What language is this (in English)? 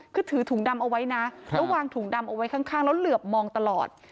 Thai